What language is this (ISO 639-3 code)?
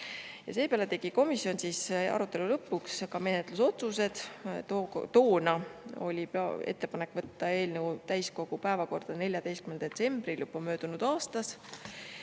est